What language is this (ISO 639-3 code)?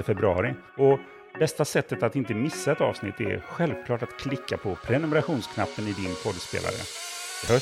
swe